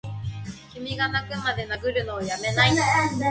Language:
Japanese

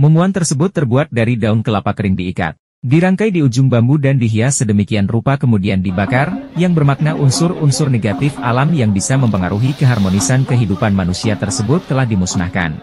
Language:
Indonesian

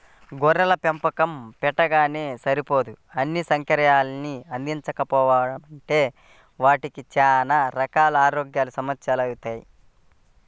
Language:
Telugu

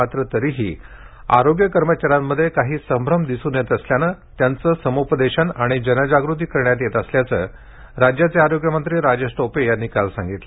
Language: Marathi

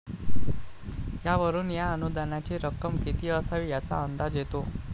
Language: Marathi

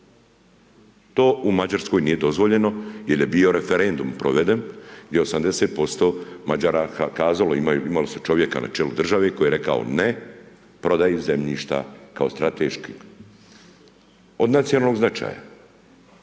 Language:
Croatian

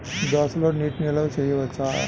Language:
Telugu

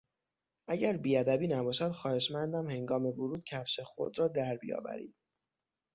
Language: Persian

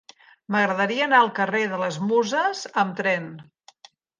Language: Catalan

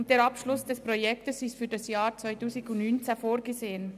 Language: Swiss German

